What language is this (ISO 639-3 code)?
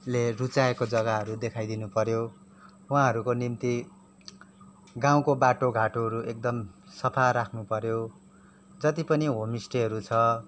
nep